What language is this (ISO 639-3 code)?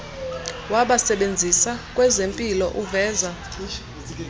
xho